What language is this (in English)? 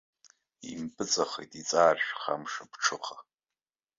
Abkhazian